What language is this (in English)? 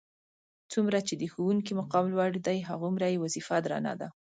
Pashto